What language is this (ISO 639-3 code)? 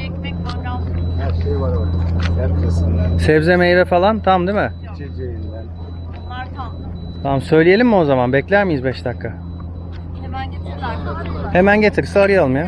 tur